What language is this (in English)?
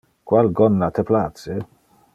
Interlingua